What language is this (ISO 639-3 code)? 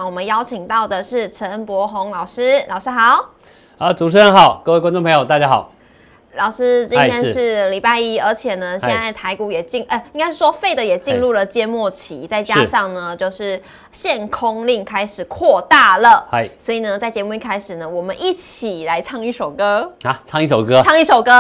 zho